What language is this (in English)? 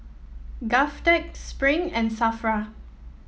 English